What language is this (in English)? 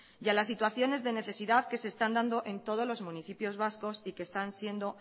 Spanish